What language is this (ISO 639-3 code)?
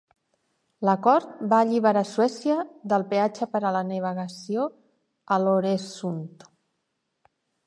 cat